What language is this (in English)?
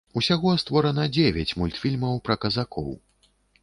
Belarusian